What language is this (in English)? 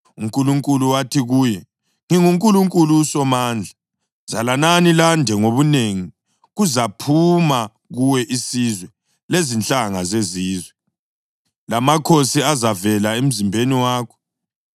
North Ndebele